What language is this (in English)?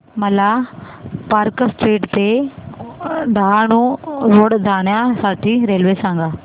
Marathi